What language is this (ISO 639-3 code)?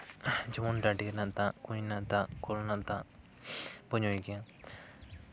sat